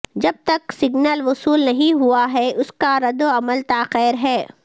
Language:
Urdu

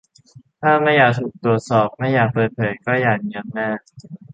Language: Thai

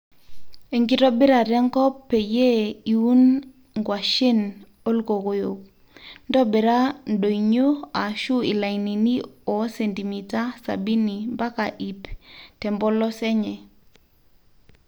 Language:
Masai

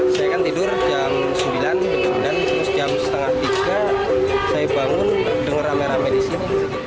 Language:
Indonesian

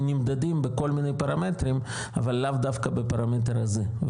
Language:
Hebrew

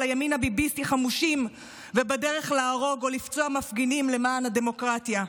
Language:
Hebrew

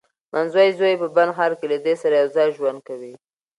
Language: Pashto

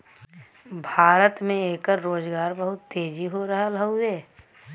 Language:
Bhojpuri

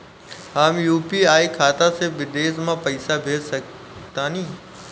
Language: Bhojpuri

